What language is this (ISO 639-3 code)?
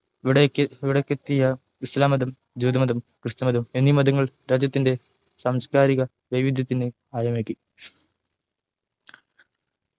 mal